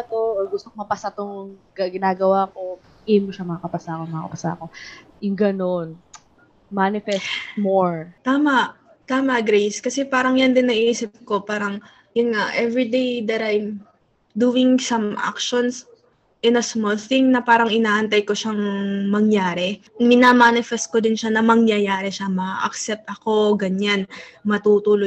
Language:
Filipino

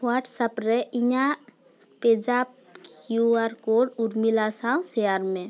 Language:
Santali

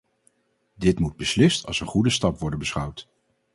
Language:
Dutch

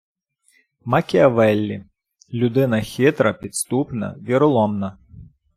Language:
Ukrainian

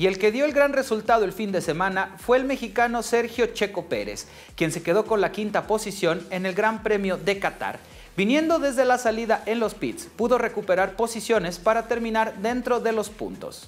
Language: Spanish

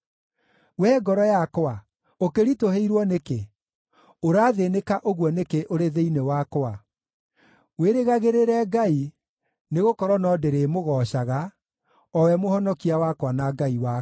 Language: Kikuyu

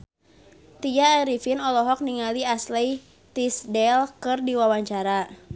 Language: Sundanese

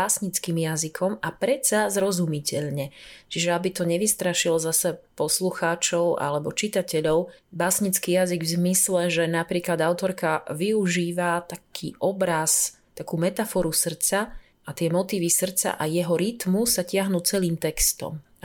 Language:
Slovak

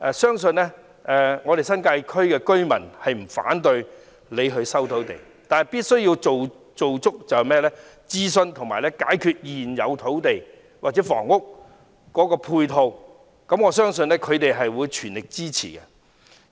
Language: Cantonese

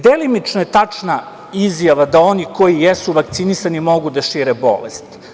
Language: Serbian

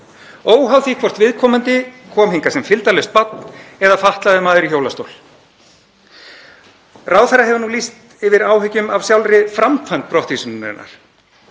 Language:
Icelandic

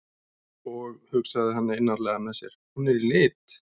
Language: Icelandic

